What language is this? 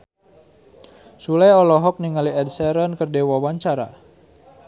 Sundanese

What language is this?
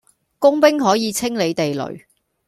Cantonese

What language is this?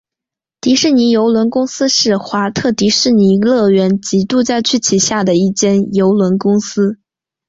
Chinese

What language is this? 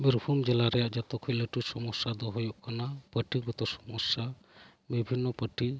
Santali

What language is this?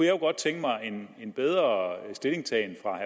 Danish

